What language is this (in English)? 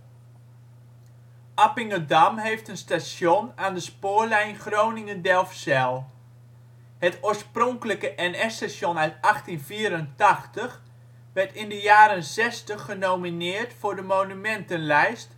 Dutch